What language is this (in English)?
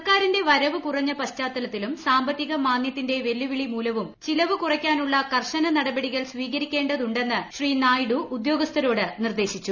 Malayalam